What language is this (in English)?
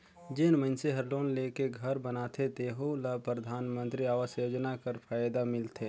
Chhattisgarhi